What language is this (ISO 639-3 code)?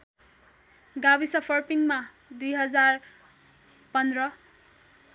nep